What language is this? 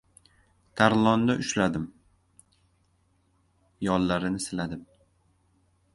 Uzbek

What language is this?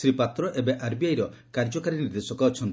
Odia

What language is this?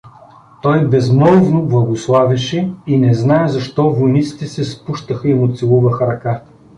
Bulgarian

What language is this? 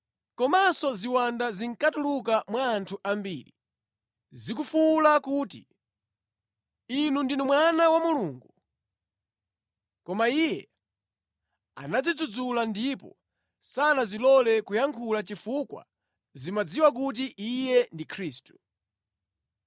Nyanja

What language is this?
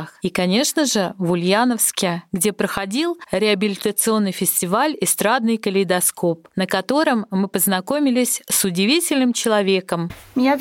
Russian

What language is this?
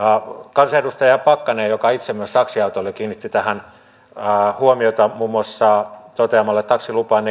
Finnish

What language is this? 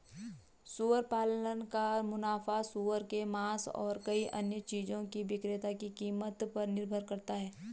Hindi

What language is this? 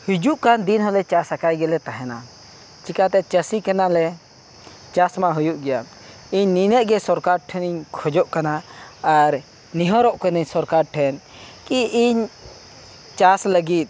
Santali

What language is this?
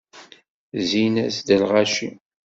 Kabyle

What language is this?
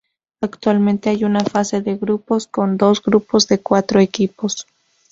Spanish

